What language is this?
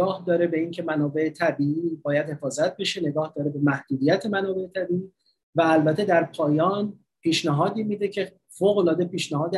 Persian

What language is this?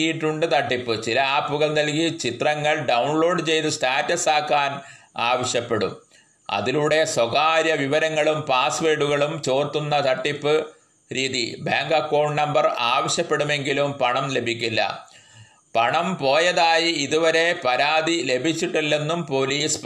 Malayalam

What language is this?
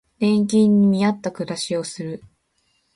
Japanese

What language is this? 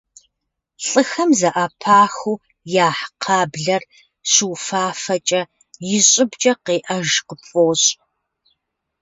Kabardian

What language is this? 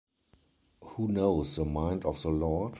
English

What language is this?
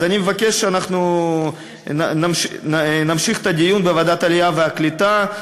Hebrew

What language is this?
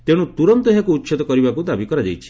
Odia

